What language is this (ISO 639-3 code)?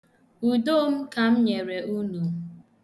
ibo